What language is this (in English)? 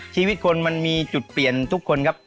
Thai